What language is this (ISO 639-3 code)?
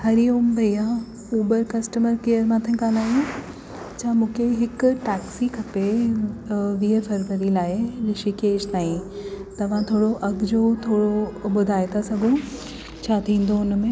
snd